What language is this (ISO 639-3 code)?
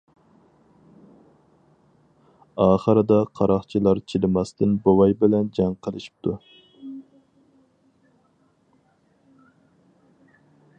uig